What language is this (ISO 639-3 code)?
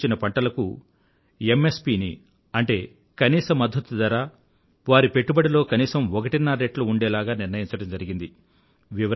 tel